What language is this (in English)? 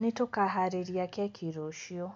Kikuyu